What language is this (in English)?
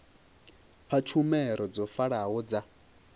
Venda